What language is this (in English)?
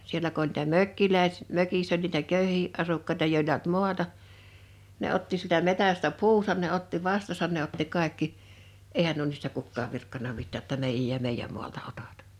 Finnish